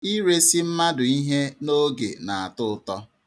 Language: Igbo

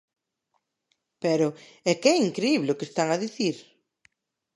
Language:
Galician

